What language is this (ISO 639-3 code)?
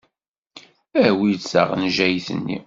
kab